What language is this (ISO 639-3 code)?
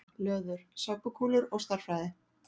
isl